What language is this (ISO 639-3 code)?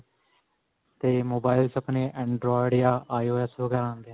pan